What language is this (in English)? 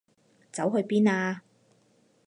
Cantonese